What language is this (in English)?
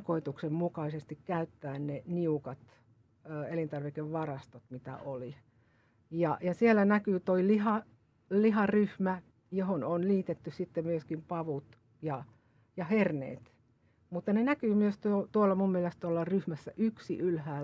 Finnish